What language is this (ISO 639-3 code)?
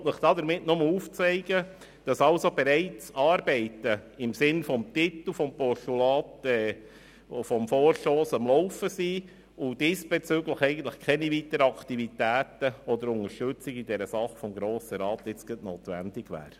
gsw